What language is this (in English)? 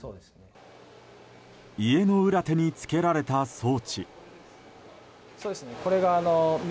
Japanese